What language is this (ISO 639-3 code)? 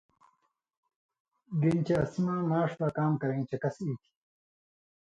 mvy